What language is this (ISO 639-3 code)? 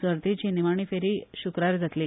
kok